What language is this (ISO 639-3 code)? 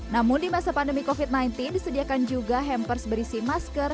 ind